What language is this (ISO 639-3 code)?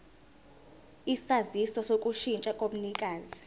zul